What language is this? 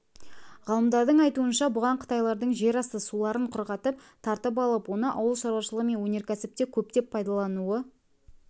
Kazakh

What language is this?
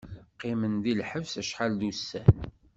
Kabyle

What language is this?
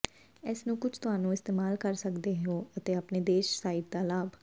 Punjabi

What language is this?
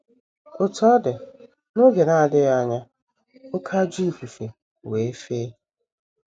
Igbo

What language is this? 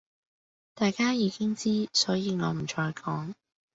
Cantonese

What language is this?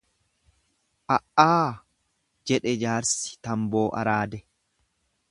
Oromo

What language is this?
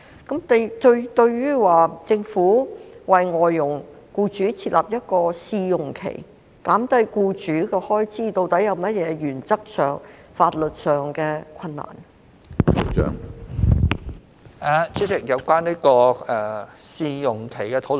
Cantonese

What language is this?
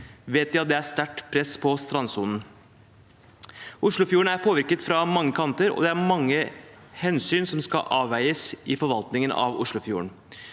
Norwegian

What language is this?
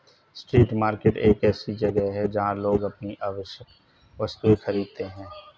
Hindi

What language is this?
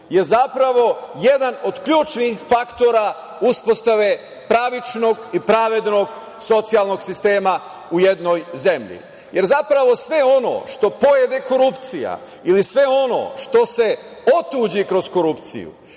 Serbian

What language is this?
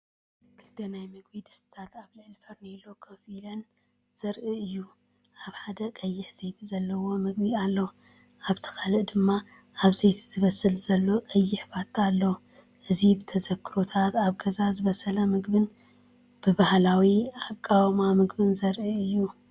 Tigrinya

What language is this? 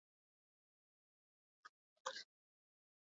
Basque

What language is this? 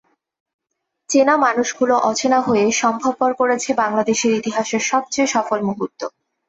Bangla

